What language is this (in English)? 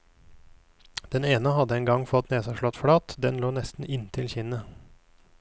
Norwegian